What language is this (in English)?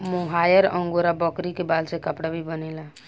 Bhojpuri